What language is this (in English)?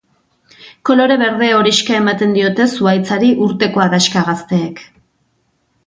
Basque